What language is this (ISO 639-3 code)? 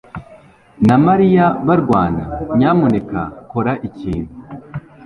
kin